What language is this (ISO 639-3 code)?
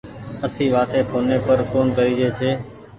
gig